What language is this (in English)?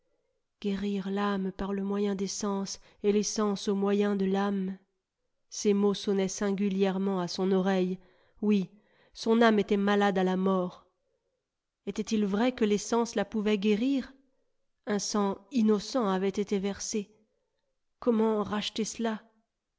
French